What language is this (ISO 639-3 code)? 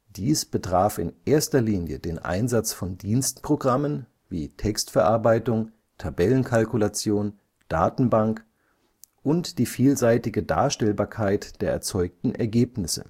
deu